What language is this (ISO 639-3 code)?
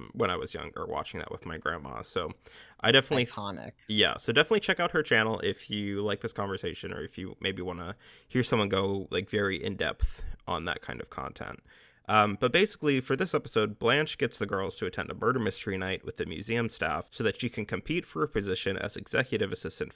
eng